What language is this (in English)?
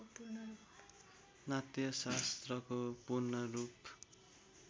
Nepali